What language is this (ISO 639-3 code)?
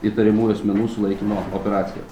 lit